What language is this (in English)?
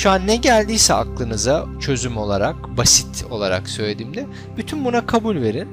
Turkish